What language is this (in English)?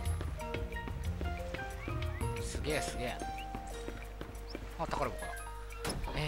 Japanese